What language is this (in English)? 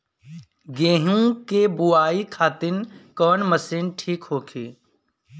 Bhojpuri